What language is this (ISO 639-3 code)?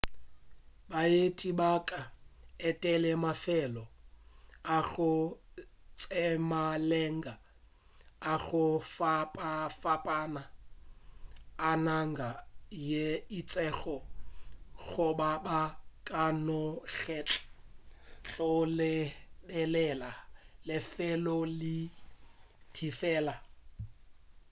nso